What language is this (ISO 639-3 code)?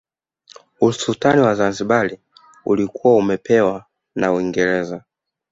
swa